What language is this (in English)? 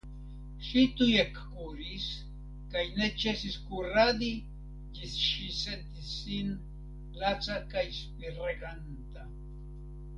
Esperanto